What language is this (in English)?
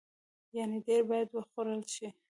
Pashto